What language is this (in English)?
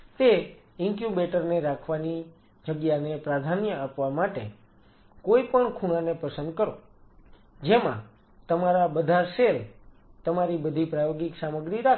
Gujarati